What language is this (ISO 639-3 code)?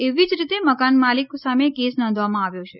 guj